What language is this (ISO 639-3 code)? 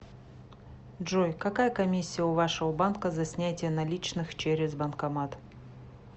rus